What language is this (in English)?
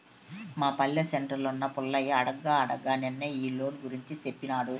Telugu